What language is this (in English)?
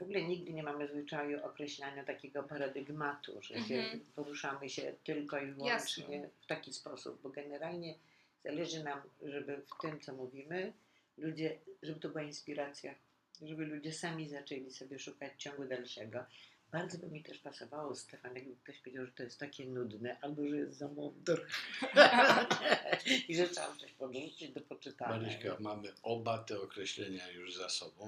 Polish